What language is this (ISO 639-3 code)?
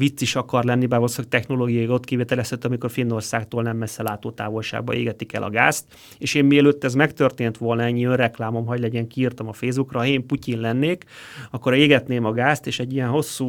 hun